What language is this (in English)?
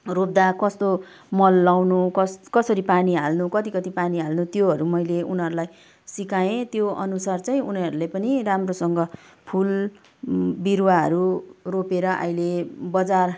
Nepali